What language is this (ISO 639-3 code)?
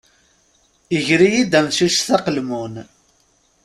kab